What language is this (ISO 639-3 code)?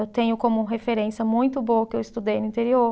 por